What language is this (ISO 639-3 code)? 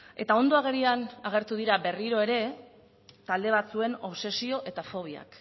eus